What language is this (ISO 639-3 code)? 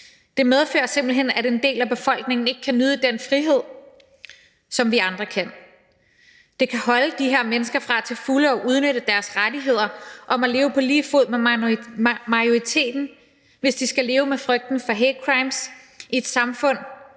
dan